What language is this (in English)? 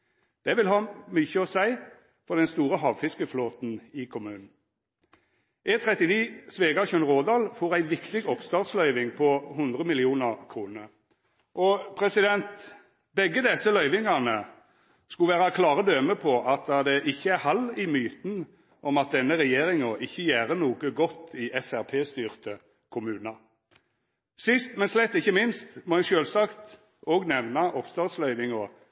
Norwegian Nynorsk